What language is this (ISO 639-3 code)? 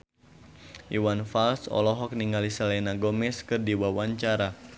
sun